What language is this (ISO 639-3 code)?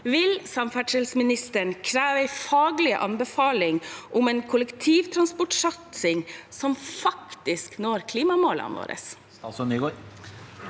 nor